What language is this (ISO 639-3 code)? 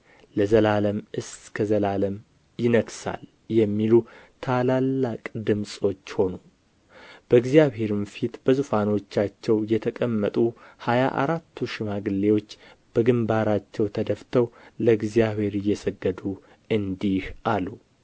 amh